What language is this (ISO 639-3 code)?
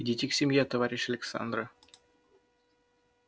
rus